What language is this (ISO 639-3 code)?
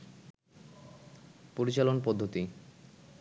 ben